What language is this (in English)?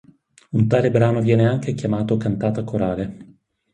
Italian